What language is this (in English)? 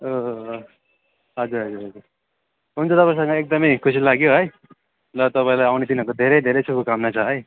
Nepali